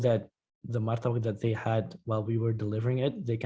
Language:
Indonesian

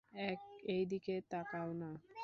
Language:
Bangla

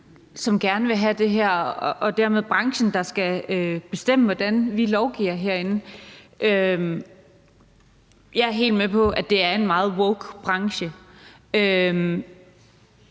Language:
Danish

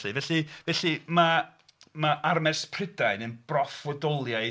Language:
Welsh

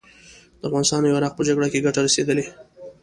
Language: Pashto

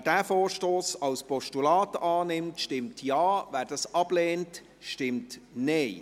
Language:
Swiss German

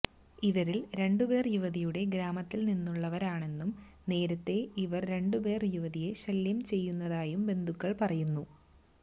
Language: Malayalam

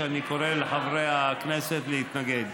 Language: Hebrew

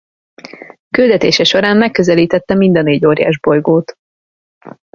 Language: Hungarian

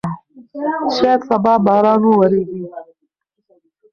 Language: Pashto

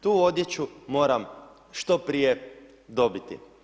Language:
Croatian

